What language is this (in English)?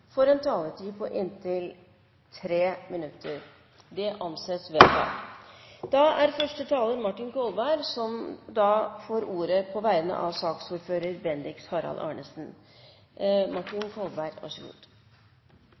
Norwegian Bokmål